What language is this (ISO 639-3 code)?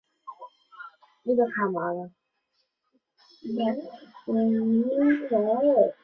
zho